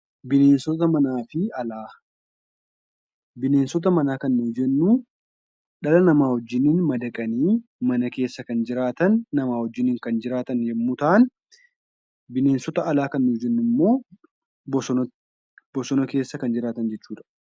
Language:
Oromo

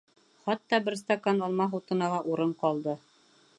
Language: Bashkir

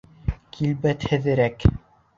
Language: Bashkir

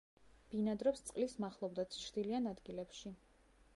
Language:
Georgian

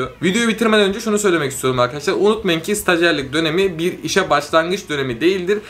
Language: Turkish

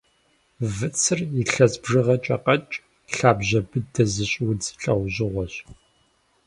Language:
Kabardian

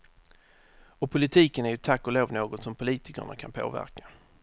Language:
Swedish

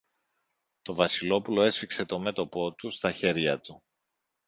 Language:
Greek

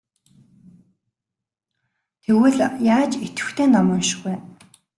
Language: Mongolian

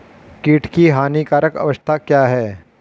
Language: Hindi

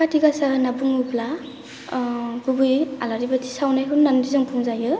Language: Bodo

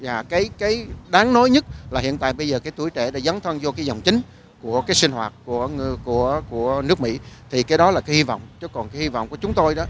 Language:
Vietnamese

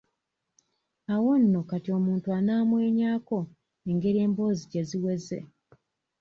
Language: Ganda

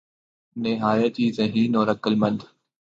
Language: Urdu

